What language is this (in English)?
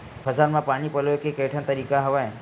Chhattisgarhi